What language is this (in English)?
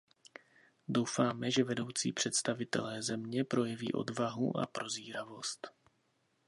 Czech